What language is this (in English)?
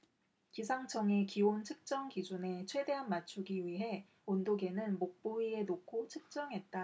Korean